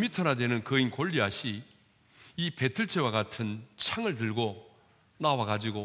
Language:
Korean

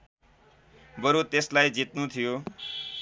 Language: Nepali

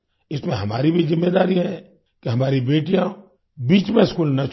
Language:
Hindi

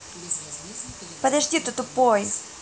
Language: Russian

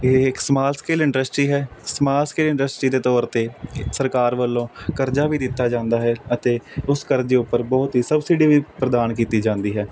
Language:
Punjabi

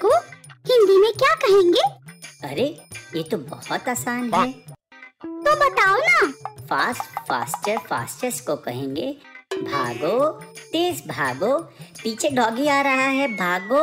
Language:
Hindi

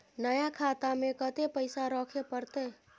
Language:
Maithili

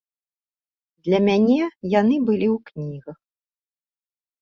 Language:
Belarusian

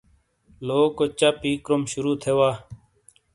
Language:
Shina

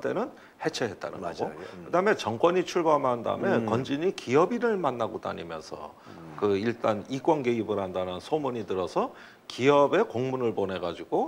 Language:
Korean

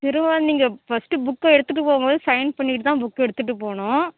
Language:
Tamil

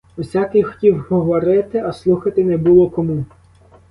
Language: Ukrainian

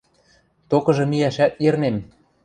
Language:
Western Mari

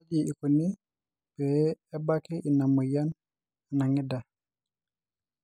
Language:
Masai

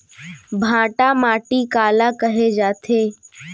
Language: Chhattisgarhi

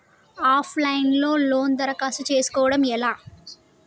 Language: Telugu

